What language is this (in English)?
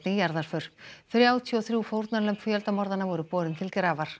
Icelandic